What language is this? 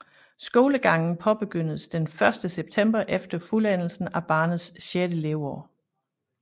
Danish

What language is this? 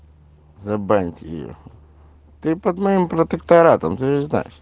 Russian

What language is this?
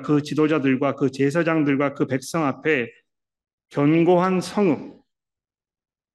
Korean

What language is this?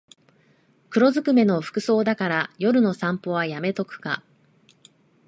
Japanese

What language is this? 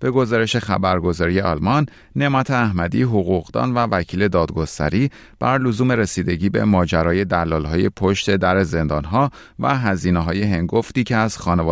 Persian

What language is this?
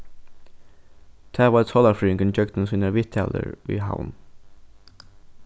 Faroese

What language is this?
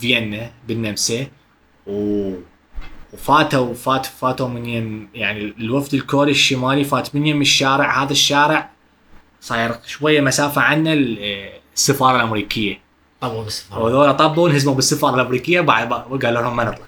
Arabic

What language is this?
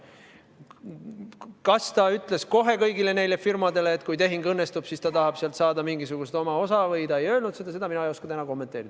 Estonian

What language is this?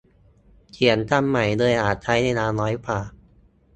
Thai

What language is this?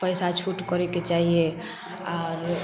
Maithili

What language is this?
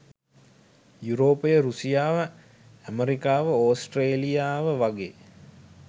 Sinhala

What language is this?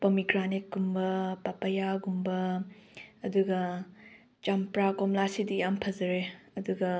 Manipuri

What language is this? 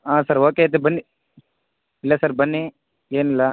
Kannada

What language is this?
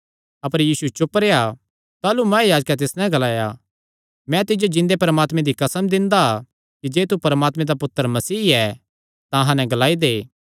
Kangri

